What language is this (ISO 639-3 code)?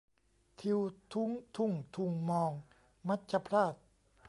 tha